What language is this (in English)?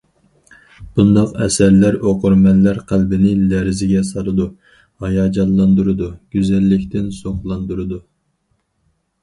Uyghur